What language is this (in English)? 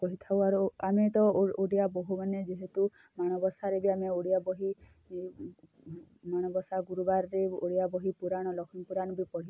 Odia